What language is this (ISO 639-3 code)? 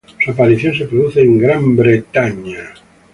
spa